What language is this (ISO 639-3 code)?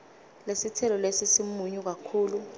ssw